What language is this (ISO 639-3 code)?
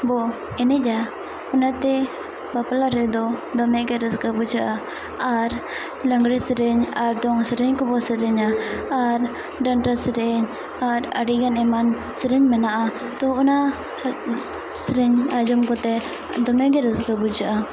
sat